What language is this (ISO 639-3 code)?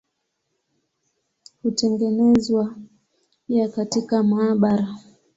swa